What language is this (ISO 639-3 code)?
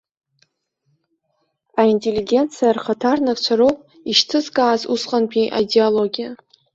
abk